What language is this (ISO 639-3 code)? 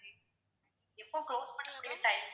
tam